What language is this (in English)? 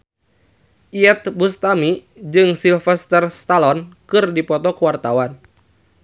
Sundanese